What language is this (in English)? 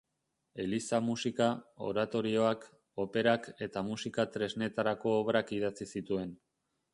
Basque